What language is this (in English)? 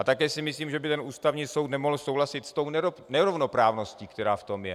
Czech